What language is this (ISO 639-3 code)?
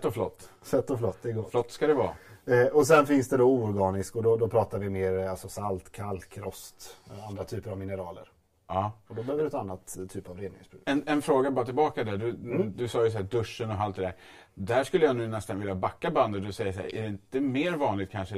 swe